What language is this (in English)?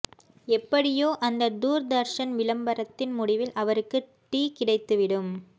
Tamil